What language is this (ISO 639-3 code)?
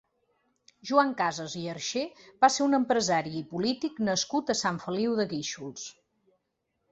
cat